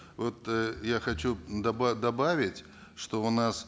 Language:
Kazakh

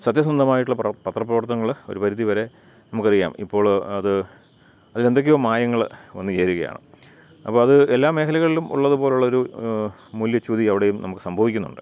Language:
Malayalam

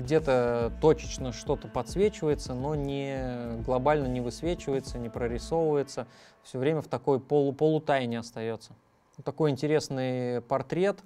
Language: Russian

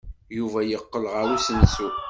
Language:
Kabyle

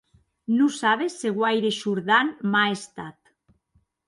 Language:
Occitan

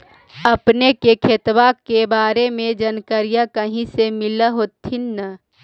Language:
Magahi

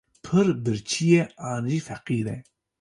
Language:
Kurdish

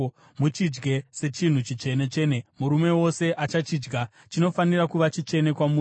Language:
Shona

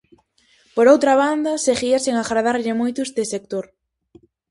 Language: Galician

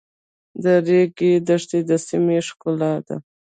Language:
Pashto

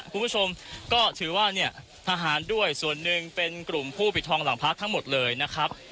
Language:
Thai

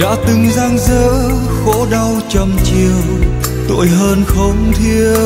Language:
Vietnamese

